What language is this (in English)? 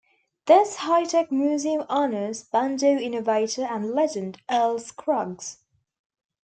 English